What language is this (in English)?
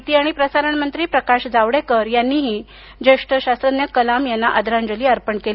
Marathi